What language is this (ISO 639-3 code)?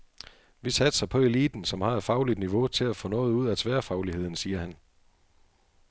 dan